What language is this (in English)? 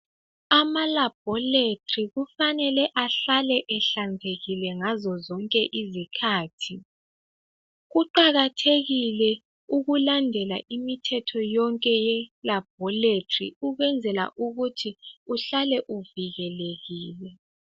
North Ndebele